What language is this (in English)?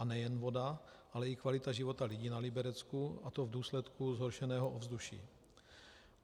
Czech